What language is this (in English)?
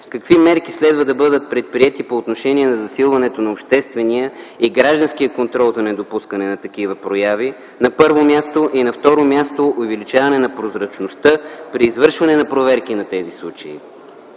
Bulgarian